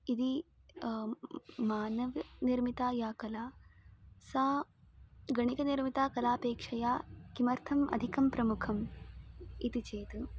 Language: Sanskrit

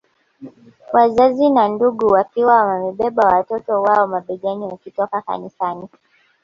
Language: Swahili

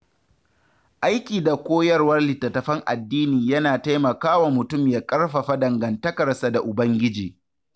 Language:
Hausa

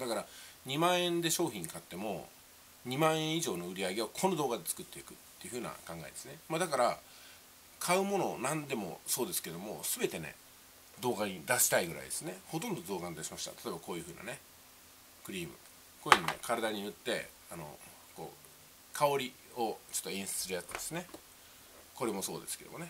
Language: Japanese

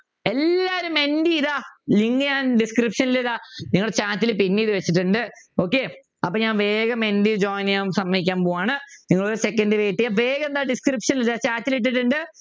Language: Malayalam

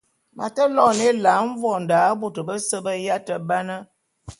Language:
Bulu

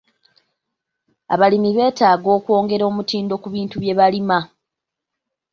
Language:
Ganda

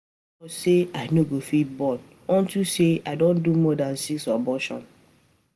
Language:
Nigerian Pidgin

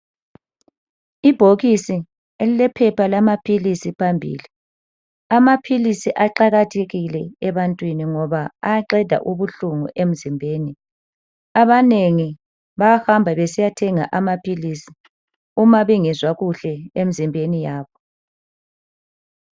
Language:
North Ndebele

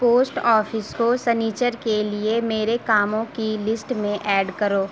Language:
Urdu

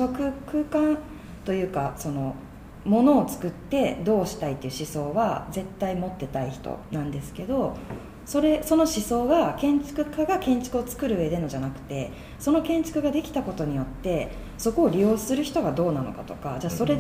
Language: Japanese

